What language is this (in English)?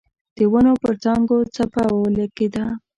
Pashto